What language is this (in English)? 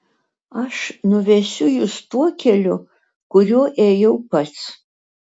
Lithuanian